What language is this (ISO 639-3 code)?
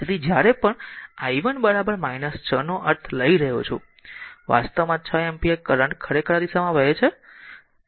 guj